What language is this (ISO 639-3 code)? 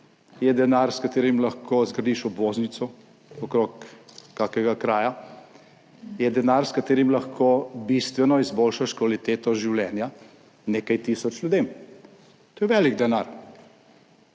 slv